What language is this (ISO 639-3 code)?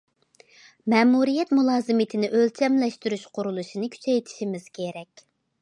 uig